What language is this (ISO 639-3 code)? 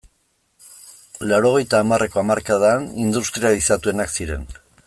eus